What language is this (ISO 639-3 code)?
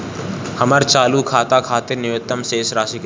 bho